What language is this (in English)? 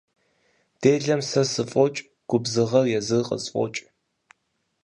Kabardian